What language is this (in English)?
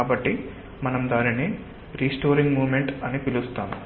Telugu